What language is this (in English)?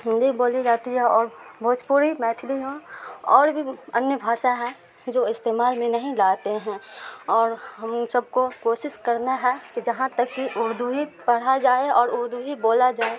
Urdu